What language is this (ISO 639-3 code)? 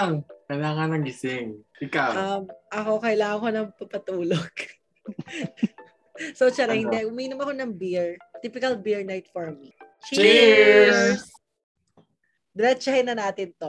fil